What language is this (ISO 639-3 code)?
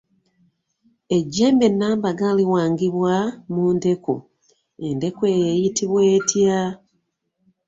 lug